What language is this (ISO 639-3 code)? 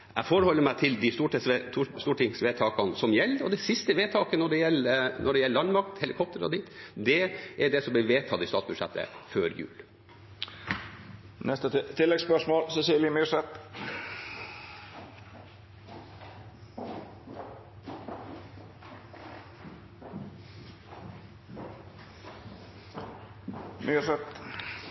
nor